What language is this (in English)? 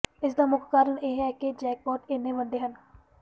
Punjabi